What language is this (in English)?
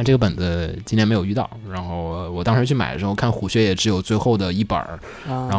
Chinese